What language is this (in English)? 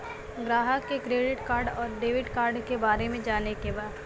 Bhojpuri